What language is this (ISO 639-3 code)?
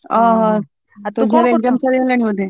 ori